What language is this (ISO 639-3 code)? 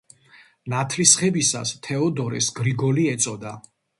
kat